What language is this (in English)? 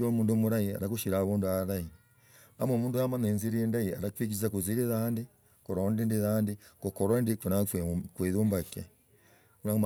Logooli